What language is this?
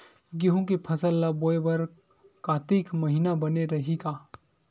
Chhattisgarhi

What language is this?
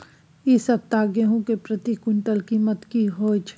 Maithili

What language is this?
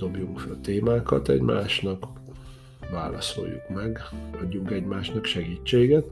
Hungarian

